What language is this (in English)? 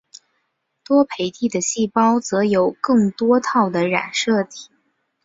Chinese